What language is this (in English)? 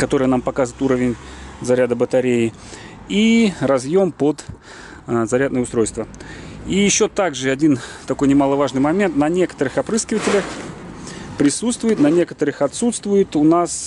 Russian